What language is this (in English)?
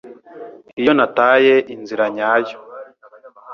Kinyarwanda